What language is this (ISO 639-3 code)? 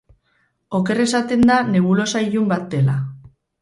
eus